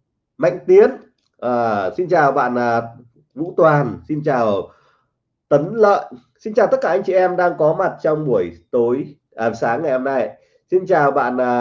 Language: Vietnamese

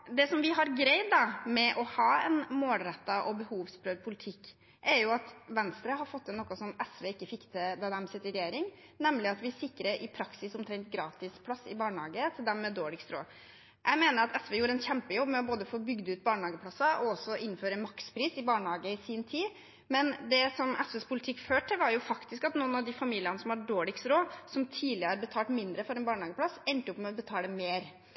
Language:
Norwegian Bokmål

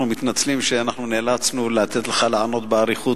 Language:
Hebrew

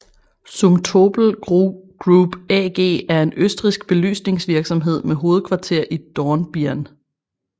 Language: Danish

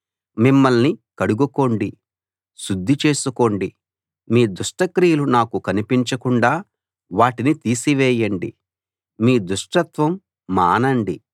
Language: Telugu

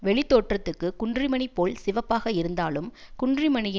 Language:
Tamil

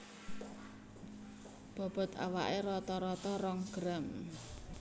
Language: Javanese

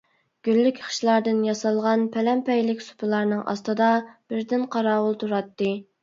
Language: Uyghur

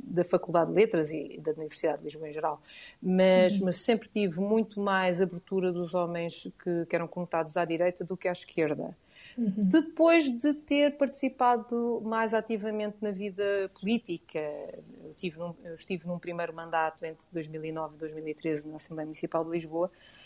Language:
Portuguese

